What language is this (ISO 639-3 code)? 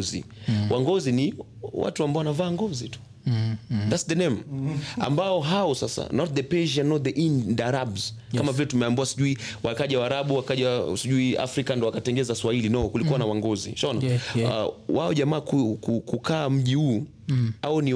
swa